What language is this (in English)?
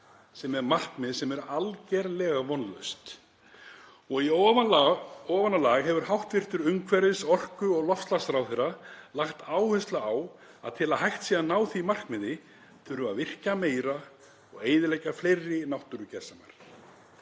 Icelandic